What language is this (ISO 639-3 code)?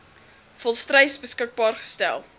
afr